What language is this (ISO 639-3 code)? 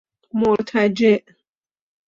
fas